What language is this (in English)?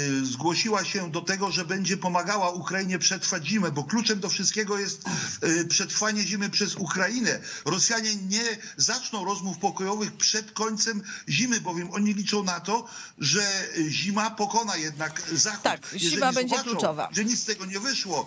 Polish